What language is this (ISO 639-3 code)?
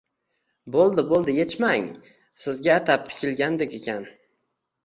uzb